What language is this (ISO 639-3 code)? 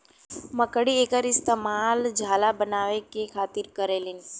bho